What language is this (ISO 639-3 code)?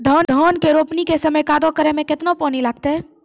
mai